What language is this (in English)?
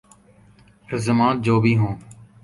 Urdu